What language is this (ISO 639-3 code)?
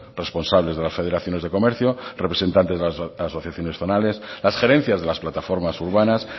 spa